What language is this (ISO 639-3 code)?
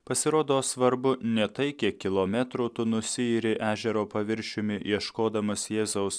lit